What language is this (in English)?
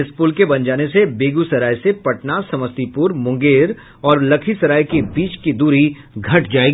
Hindi